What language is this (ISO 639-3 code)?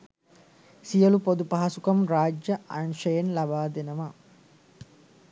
sin